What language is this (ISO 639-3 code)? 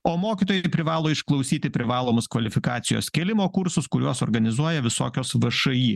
lit